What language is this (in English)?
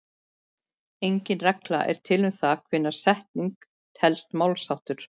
Icelandic